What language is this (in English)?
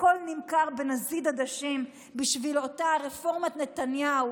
Hebrew